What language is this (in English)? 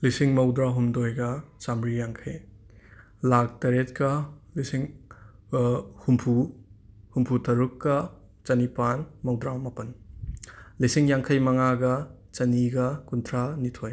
Manipuri